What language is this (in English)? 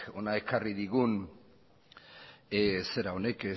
Basque